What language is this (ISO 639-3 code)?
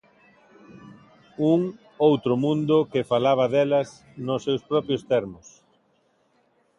glg